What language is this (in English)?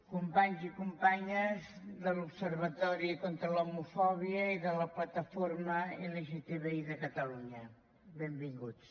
Catalan